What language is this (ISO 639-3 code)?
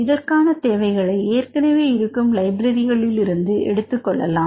tam